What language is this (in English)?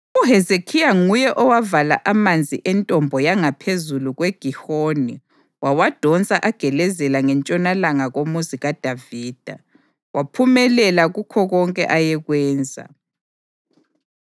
North Ndebele